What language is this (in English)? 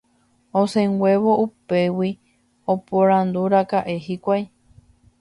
Guarani